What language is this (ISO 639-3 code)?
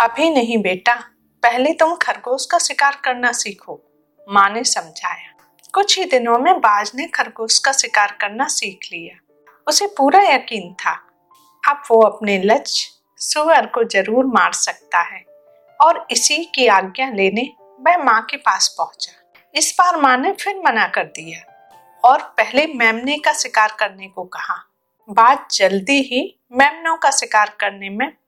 hin